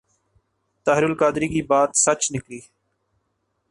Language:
Urdu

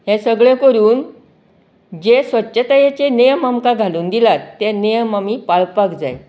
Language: Konkani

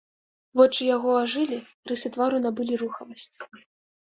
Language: Belarusian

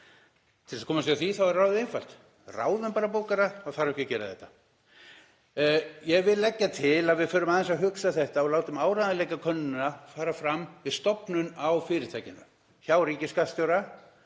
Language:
Icelandic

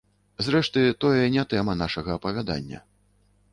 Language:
Belarusian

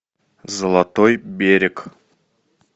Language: Russian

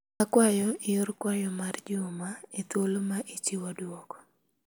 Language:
Luo (Kenya and Tanzania)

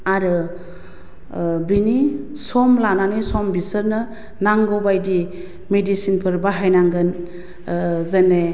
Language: Bodo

